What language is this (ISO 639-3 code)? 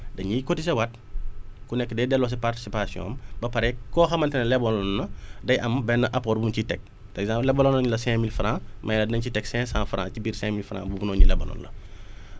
wol